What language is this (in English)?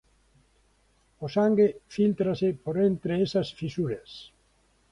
Galician